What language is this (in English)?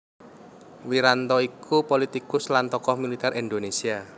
Javanese